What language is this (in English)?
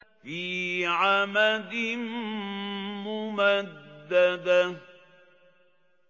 Arabic